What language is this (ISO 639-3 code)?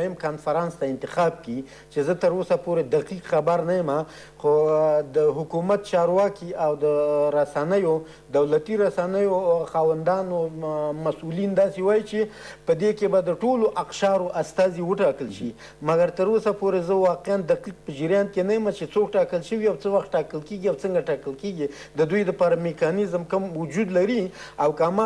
fas